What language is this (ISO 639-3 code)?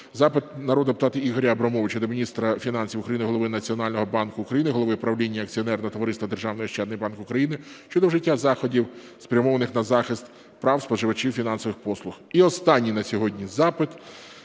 ukr